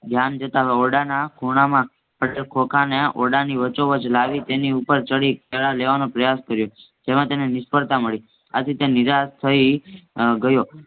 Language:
Gujarati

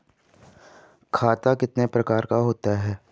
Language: Hindi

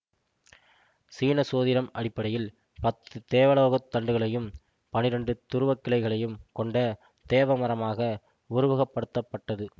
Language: Tamil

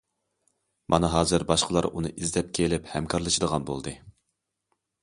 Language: Uyghur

